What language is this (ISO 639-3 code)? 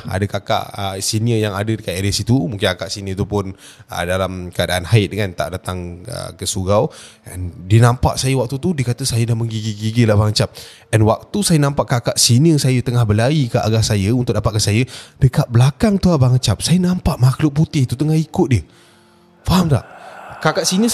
msa